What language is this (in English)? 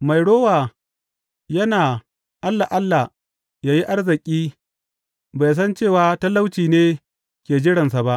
Hausa